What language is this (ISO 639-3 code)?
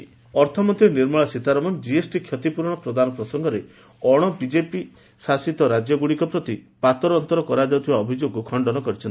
ori